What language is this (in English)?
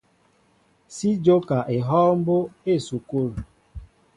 Mbo (Cameroon)